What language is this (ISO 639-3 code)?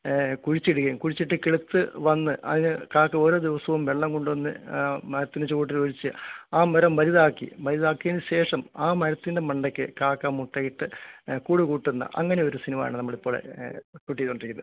mal